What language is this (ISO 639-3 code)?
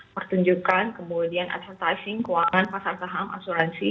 ind